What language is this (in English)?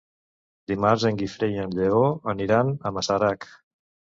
Catalan